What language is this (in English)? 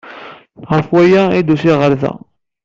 Kabyle